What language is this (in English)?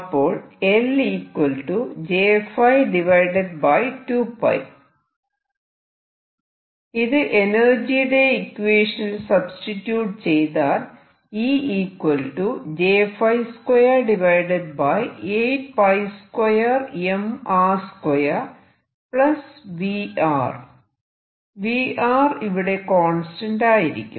Malayalam